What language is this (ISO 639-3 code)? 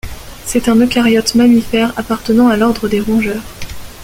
fra